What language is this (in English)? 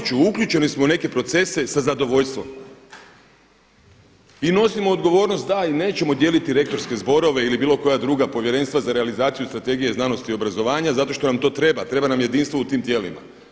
Croatian